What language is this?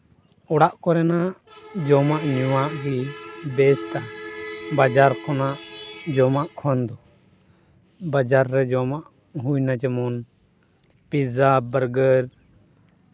Santali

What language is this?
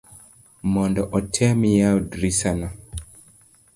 Luo (Kenya and Tanzania)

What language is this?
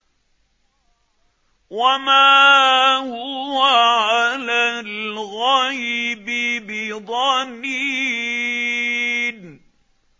Arabic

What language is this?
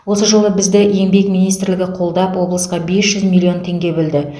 Kazakh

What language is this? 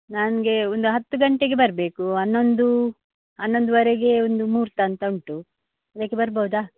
Kannada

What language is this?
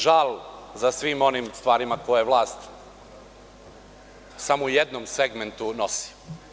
Serbian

